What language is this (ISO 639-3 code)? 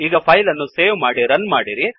kan